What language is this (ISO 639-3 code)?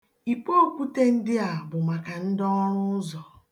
ibo